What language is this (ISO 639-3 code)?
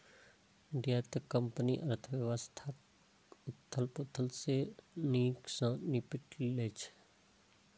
mai